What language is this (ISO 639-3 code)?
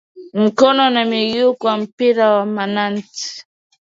swa